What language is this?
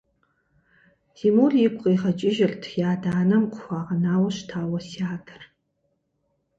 Kabardian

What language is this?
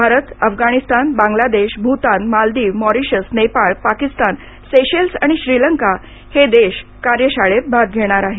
Marathi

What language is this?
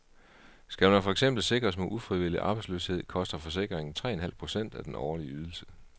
Danish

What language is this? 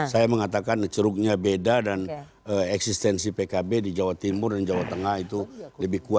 Indonesian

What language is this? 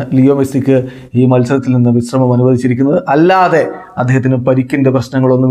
Romanian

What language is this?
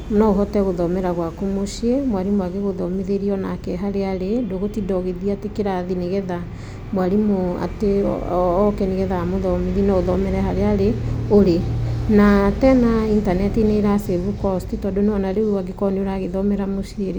Kikuyu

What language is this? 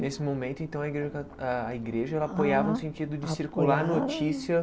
Portuguese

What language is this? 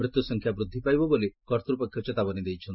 Odia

